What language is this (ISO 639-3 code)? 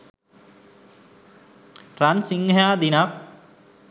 sin